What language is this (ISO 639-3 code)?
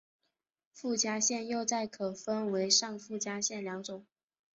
zho